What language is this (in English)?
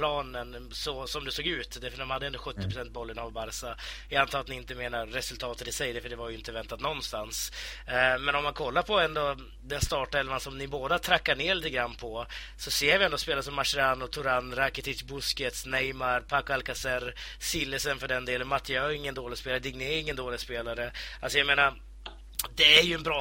Swedish